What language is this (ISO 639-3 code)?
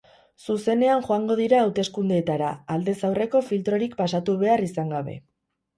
eus